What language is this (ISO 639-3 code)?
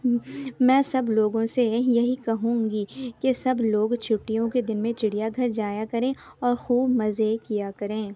urd